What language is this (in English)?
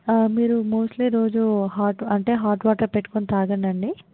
Telugu